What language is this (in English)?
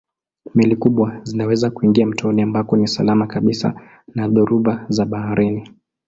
Swahili